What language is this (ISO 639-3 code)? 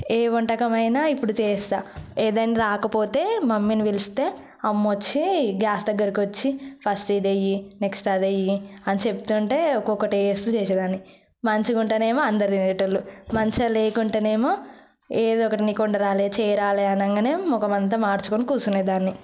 tel